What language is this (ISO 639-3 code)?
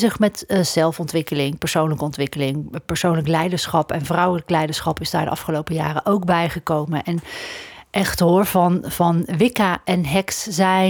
nld